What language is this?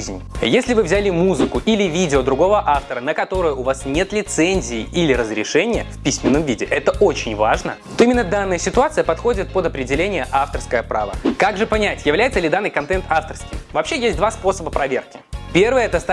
Russian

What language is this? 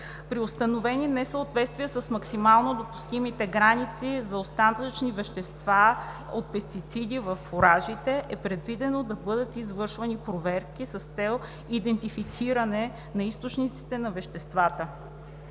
Bulgarian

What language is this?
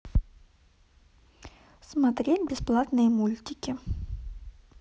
Russian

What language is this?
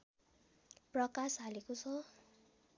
Nepali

